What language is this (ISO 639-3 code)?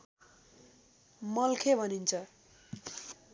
nep